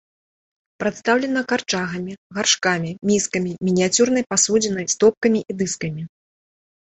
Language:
Belarusian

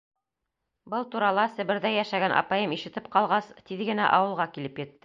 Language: Bashkir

